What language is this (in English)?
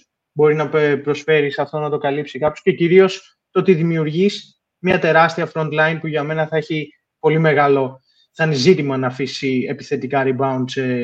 Greek